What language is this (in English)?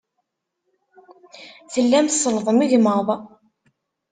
Kabyle